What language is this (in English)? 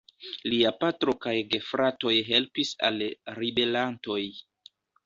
Esperanto